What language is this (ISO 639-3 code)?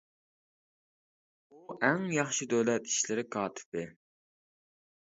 uig